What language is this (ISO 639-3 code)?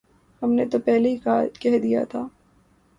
urd